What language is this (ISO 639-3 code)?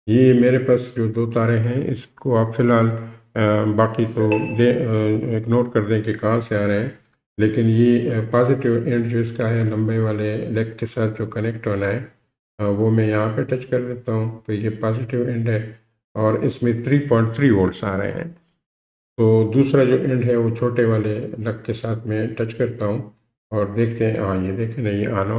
urd